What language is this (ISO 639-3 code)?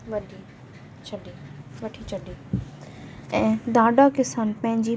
snd